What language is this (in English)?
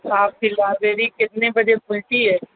Urdu